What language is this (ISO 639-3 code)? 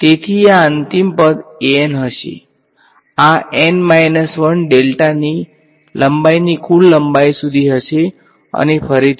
guj